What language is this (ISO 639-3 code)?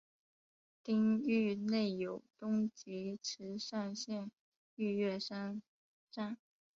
zho